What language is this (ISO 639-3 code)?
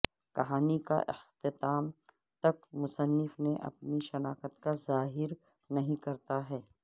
urd